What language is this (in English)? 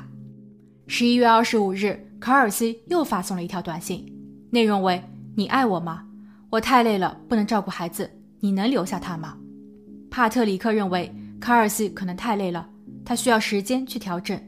Chinese